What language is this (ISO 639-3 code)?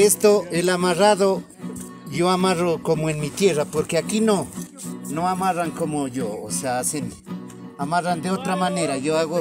spa